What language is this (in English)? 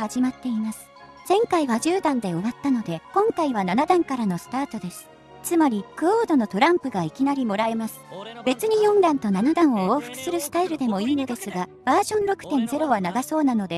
Japanese